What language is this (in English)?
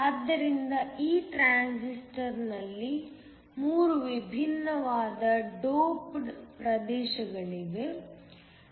Kannada